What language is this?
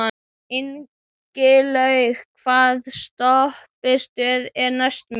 Icelandic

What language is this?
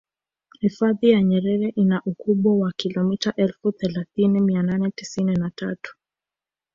Swahili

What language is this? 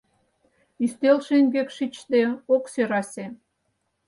Mari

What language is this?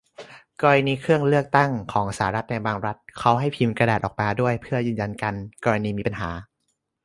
Thai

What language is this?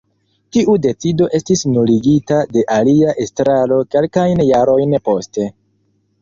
Esperanto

